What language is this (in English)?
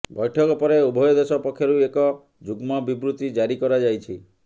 Odia